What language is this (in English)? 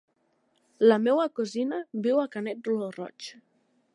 Catalan